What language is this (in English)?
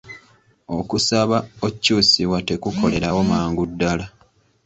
Ganda